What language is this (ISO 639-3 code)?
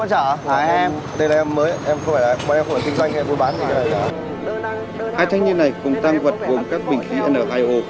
vie